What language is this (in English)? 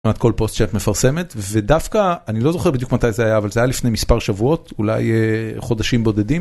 Hebrew